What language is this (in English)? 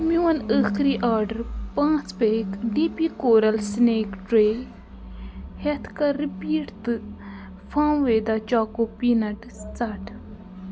Kashmiri